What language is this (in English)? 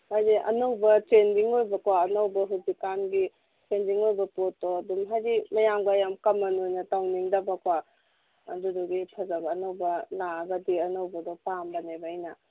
Manipuri